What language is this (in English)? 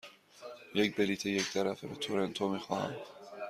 Persian